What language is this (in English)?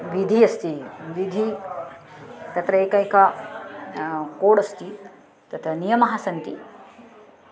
Sanskrit